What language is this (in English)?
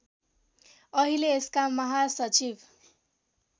Nepali